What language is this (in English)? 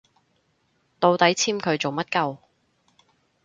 Cantonese